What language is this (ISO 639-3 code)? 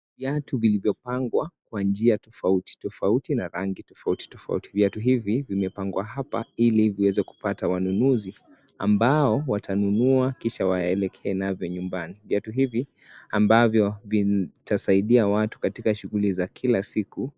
swa